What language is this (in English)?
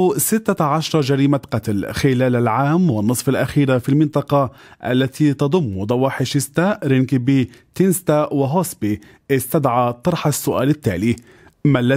Arabic